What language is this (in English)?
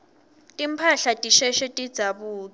Swati